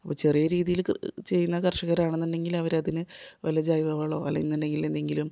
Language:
Malayalam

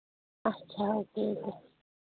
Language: Kashmiri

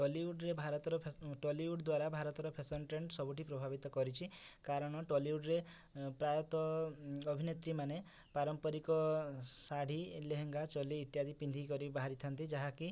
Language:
Odia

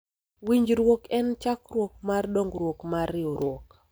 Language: Luo (Kenya and Tanzania)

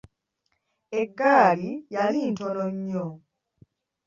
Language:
Ganda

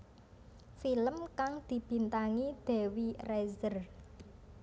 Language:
Javanese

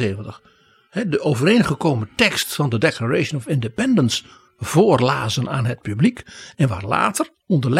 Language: Dutch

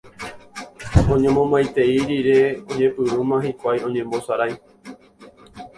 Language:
Guarani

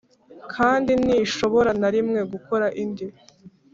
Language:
Kinyarwanda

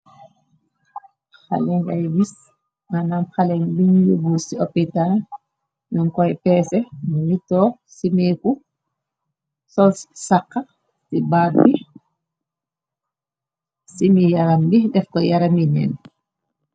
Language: Wolof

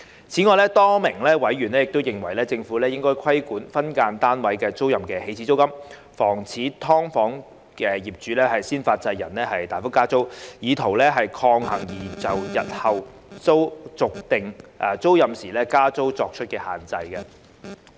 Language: Cantonese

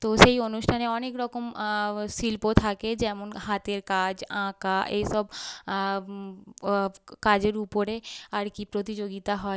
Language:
Bangla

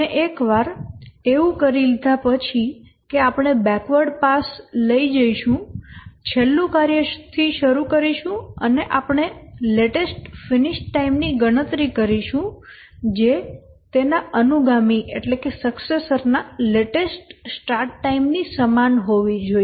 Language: Gujarati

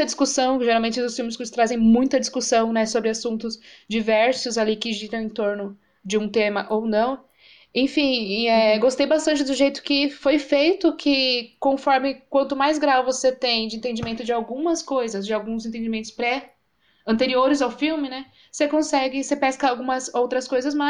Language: Portuguese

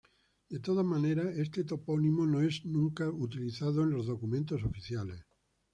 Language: Spanish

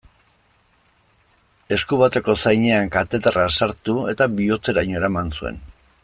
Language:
Basque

